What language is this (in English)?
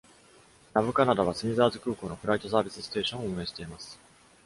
Japanese